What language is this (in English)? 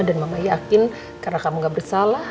Indonesian